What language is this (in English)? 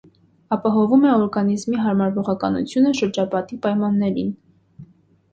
Armenian